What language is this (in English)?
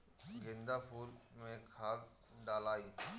Bhojpuri